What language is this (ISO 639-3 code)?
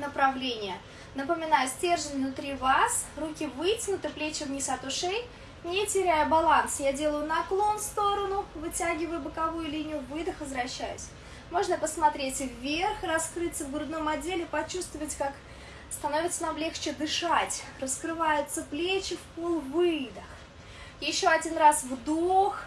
rus